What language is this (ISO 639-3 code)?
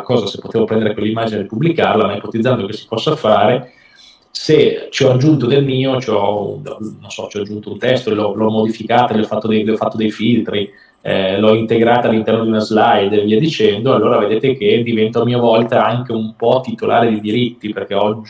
ita